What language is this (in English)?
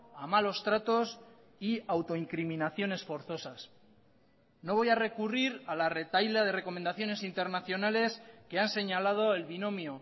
Spanish